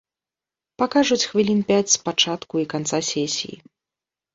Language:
Belarusian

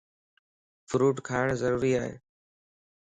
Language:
Lasi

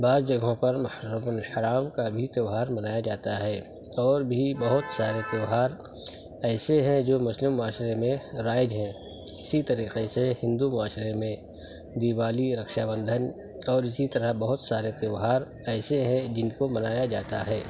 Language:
Urdu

